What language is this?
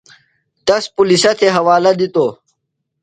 Phalura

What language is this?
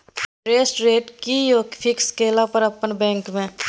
Maithili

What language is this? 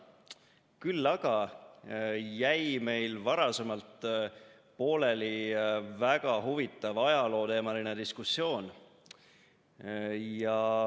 Estonian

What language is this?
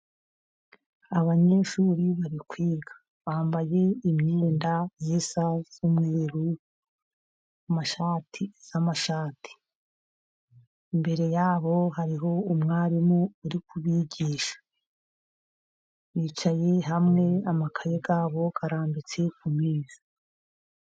Kinyarwanda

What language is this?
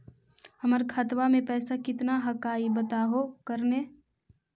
Magahi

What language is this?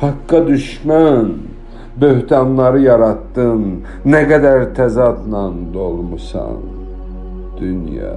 Turkish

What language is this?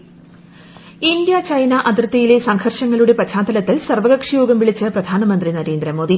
Malayalam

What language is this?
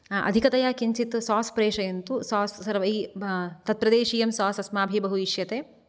Sanskrit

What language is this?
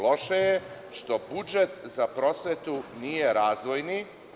Serbian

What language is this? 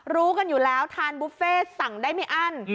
Thai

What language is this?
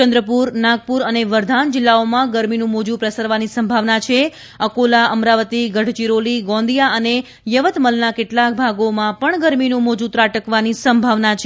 Gujarati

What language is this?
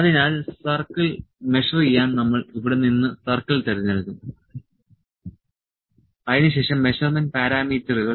Malayalam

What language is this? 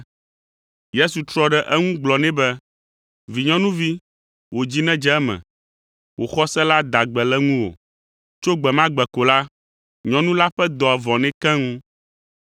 Ewe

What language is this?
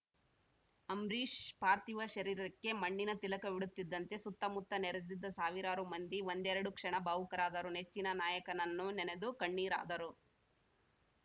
Kannada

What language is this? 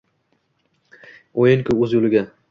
Uzbek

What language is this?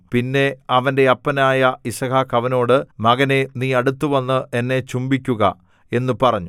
Malayalam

